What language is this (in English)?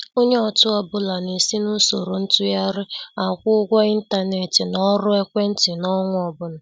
Igbo